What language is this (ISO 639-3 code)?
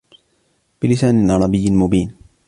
ara